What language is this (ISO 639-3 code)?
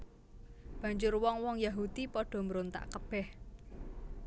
jav